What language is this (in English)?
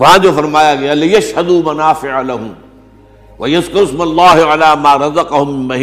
Urdu